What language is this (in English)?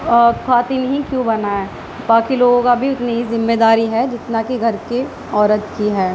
Urdu